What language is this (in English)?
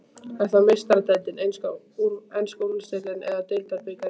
Icelandic